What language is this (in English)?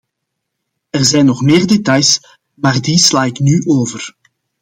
Dutch